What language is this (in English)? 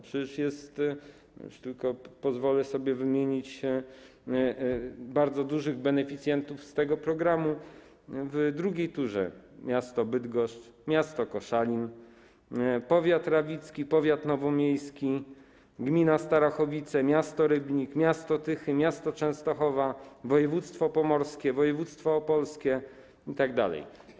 Polish